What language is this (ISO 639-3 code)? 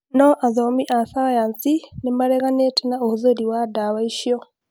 kik